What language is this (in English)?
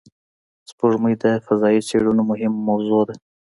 Pashto